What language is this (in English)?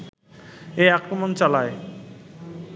Bangla